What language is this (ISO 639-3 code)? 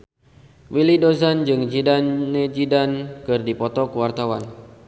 sun